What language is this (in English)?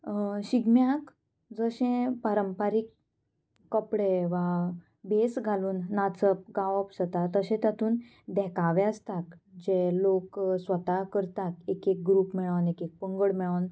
Konkani